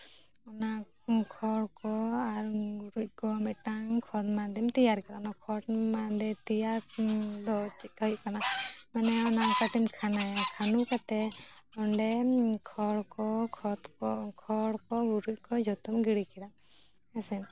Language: Santali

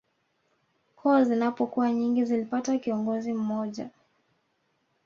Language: Swahili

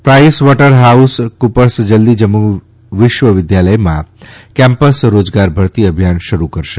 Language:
Gujarati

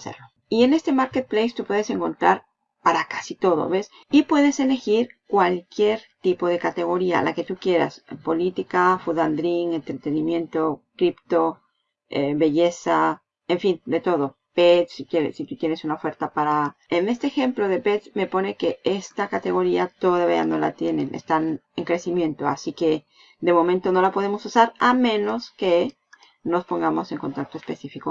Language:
Spanish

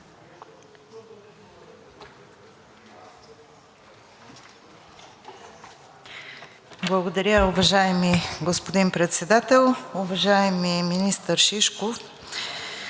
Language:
Bulgarian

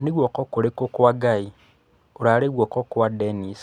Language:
Kikuyu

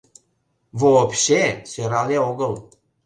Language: Mari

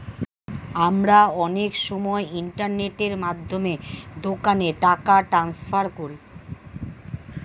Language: Bangla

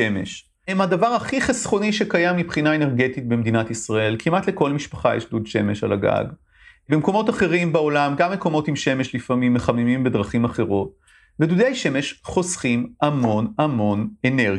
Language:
Hebrew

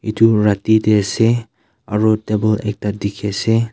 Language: Naga Pidgin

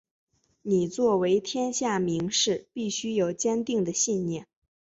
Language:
Chinese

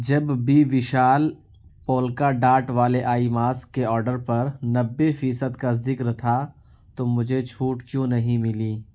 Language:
Urdu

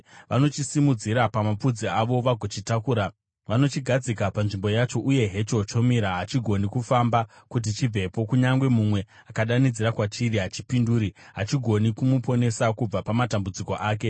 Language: Shona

